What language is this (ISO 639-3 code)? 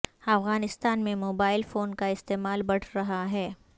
urd